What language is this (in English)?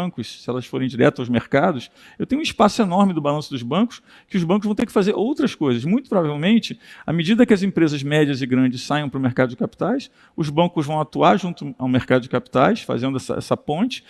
Portuguese